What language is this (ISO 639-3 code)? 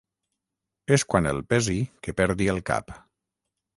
cat